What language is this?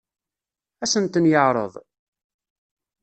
Kabyle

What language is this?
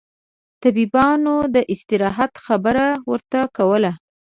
Pashto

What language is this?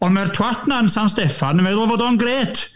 Welsh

